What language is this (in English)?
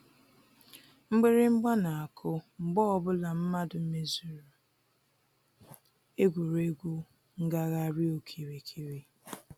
Igbo